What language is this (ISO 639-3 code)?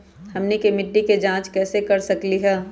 mag